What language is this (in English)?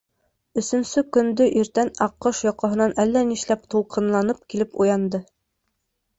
Bashkir